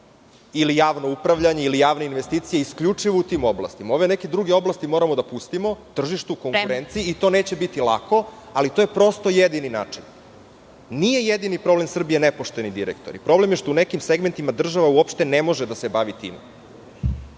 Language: Serbian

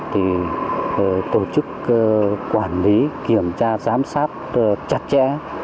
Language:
Vietnamese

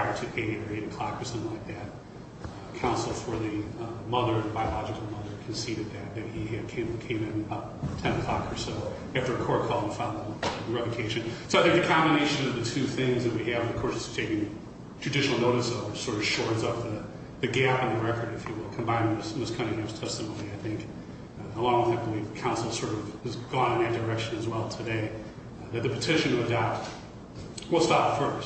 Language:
English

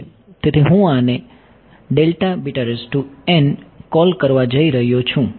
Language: Gujarati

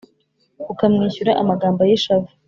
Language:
Kinyarwanda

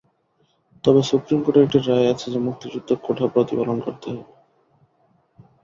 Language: Bangla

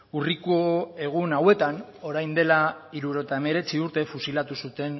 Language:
Basque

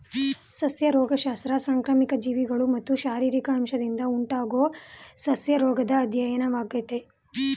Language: Kannada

